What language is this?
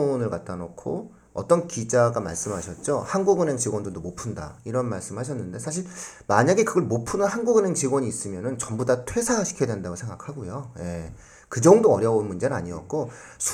Korean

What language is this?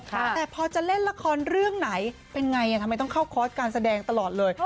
Thai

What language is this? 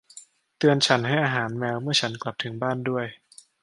Thai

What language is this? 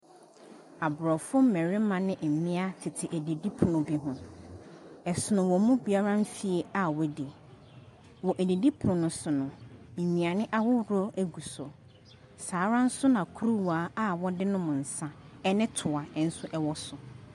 Akan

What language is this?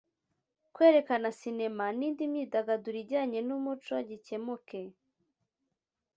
Kinyarwanda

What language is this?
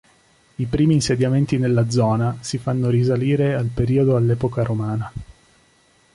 Italian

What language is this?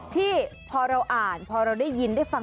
Thai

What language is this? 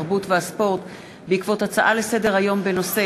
Hebrew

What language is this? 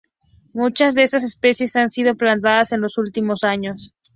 Spanish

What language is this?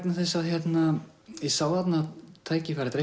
Icelandic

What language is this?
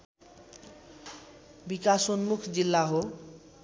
Nepali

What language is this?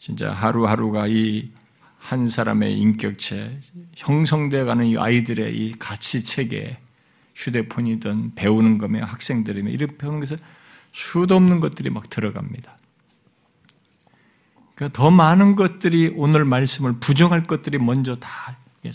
Korean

